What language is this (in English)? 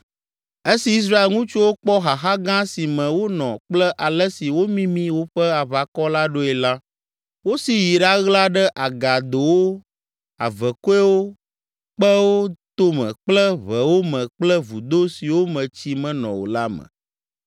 Ewe